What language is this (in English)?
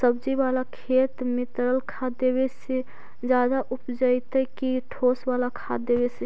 Magahi